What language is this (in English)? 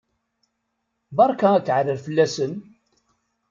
Kabyle